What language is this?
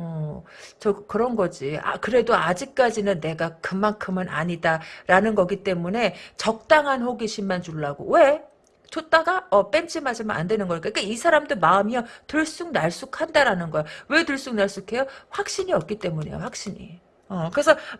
Korean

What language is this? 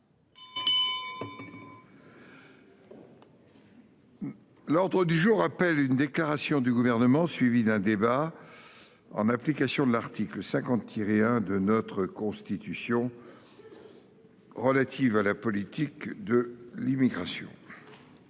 French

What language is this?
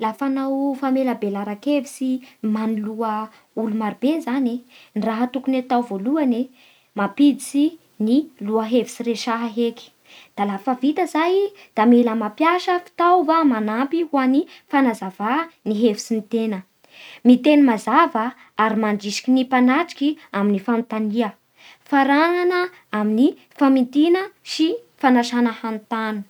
Bara Malagasy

